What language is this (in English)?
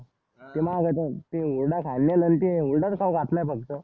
Marathi